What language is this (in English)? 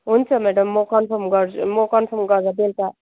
Nepali